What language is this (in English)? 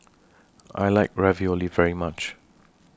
English